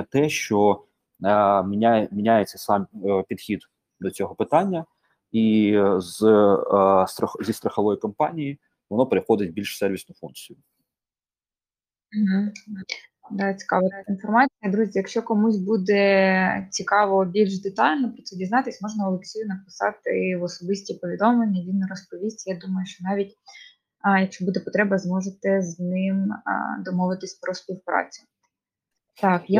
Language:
Ukrainian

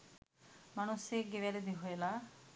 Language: Sinhala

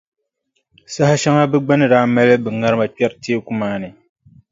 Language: Dagbani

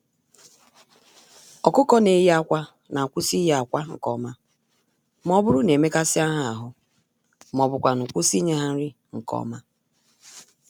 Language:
Igbo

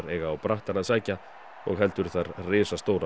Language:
Icelandic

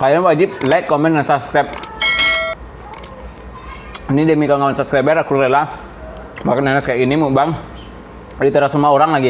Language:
Indonesian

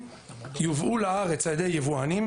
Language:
Hebrew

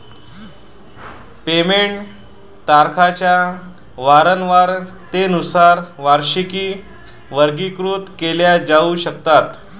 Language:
Marathi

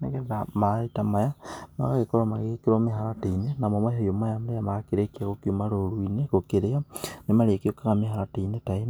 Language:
Kikuyu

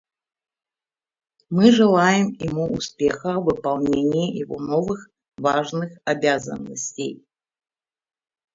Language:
Russian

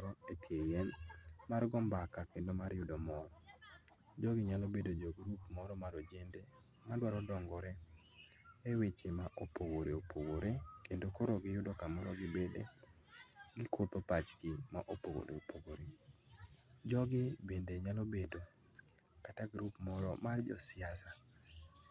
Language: Luo (Kenya and Tanzania)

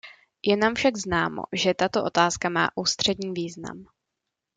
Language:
Czech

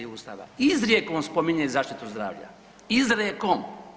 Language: Croatian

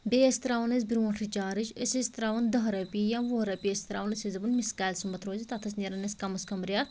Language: Kashmiri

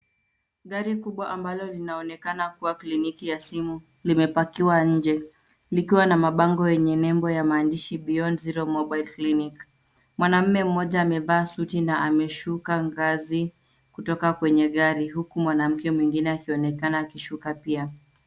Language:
Swahili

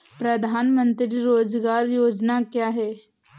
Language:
Hindi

